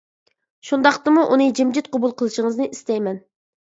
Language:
Uyghur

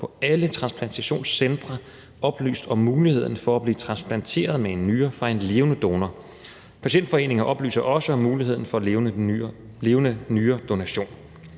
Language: Danish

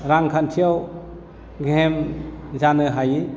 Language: Bodo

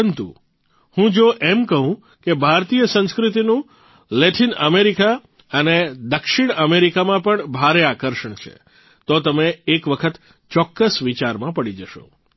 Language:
Gujarati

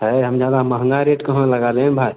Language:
Hindi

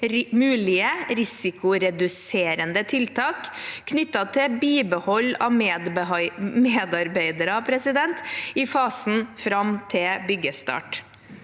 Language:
Norwegian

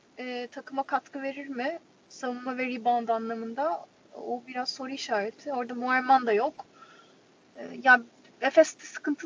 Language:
Turkish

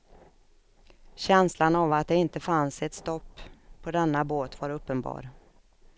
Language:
Swedish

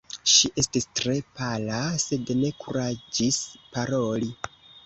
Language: Esperanto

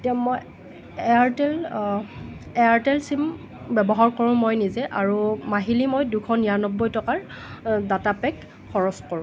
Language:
Assamese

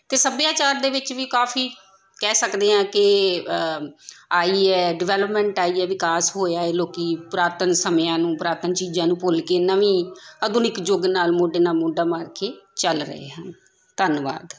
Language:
Punjabi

